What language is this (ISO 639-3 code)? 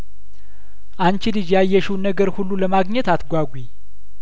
amh